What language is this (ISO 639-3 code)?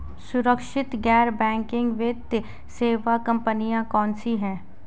hin